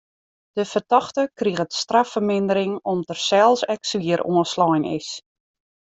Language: Western Frisian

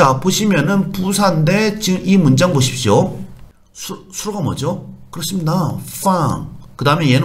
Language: Korean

